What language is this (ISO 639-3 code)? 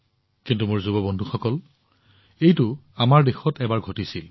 asm